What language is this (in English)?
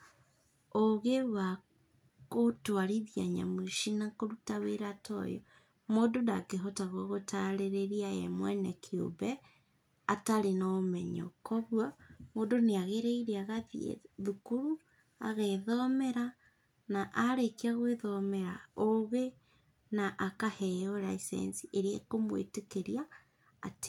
Kikuyu